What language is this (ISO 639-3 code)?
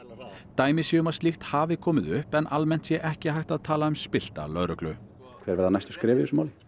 isl